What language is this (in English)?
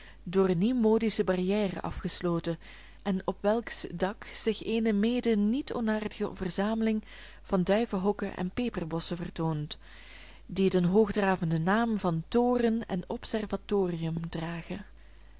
Dutch